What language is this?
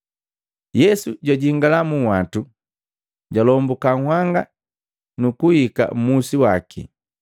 Matengo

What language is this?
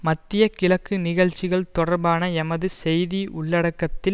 Tamil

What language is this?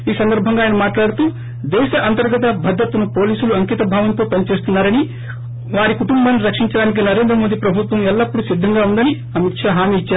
Telugu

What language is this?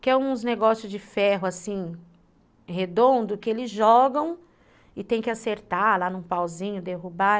Portuguese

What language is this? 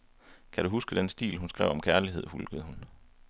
Danish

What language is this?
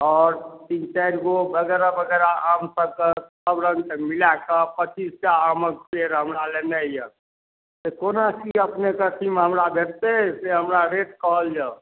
Maithili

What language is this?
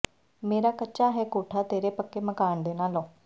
Punjabi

